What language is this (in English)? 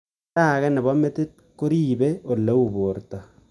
Kalenjin